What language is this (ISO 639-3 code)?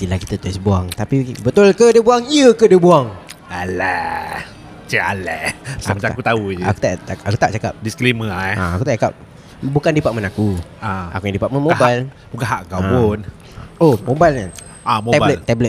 msa